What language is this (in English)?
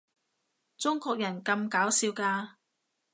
Cantonese